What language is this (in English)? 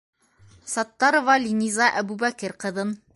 Bashkir